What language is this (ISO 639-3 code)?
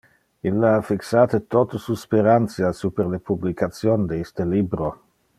ina